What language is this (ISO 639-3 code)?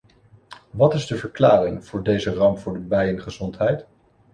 nld